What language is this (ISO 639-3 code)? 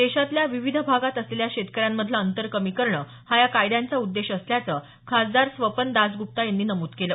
mar